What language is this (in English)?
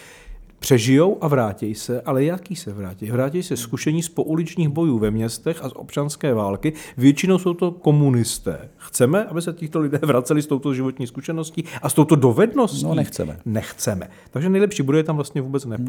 Czech